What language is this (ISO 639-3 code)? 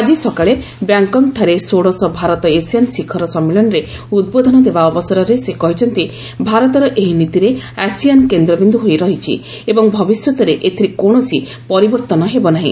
ori